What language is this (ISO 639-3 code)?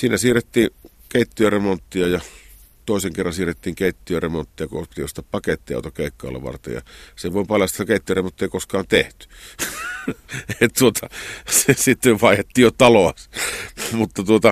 fin